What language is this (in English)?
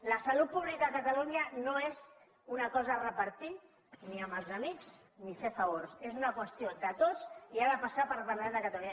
Catalan